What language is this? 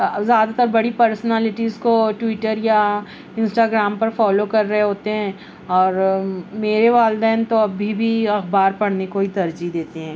Urdu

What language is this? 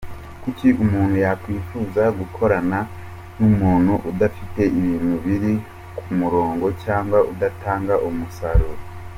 Kinyarwanda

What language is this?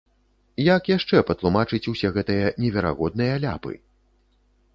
Belarusian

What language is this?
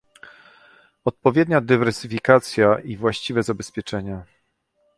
Polish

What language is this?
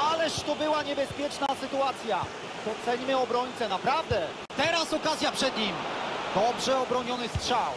Polish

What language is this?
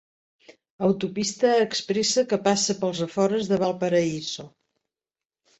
Catalan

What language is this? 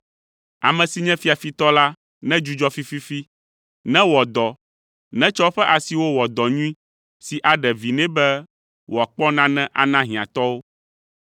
Ewe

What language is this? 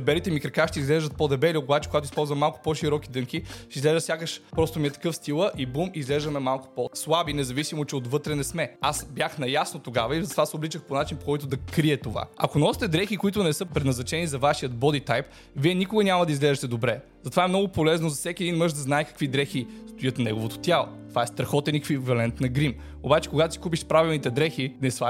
Bulgarian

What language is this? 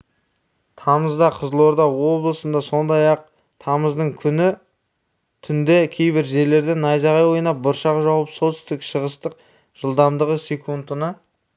Kazakh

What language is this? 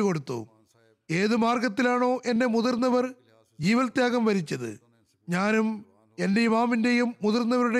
Malayalam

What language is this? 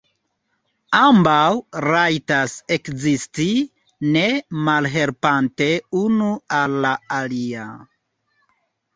Esperanto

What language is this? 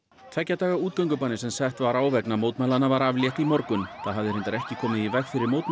Icelandic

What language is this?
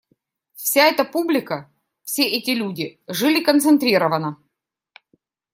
Russian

